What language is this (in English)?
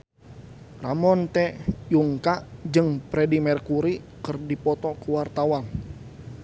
Sundanese